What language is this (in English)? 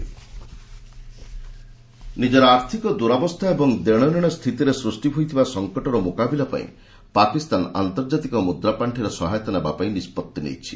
Odia